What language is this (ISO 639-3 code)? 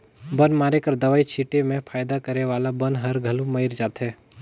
hne